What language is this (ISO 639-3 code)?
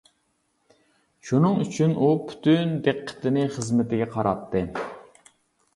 uig